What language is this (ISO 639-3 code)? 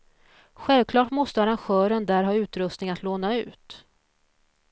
swe